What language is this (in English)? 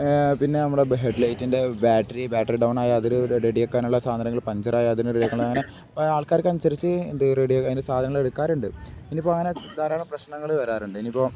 Malayalam